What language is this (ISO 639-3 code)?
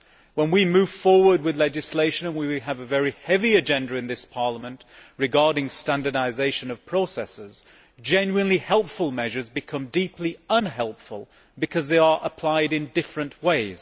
eng